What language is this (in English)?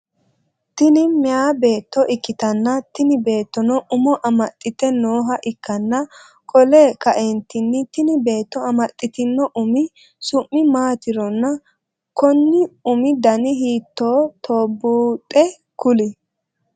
Sidamo